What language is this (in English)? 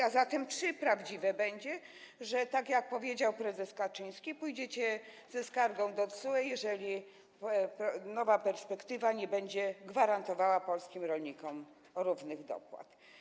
Polish